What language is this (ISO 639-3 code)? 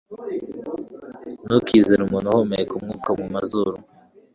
kin